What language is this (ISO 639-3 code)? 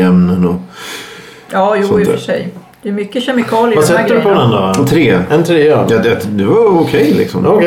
swe